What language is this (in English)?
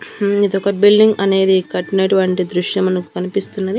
Telugu